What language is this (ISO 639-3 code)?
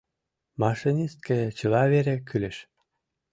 chm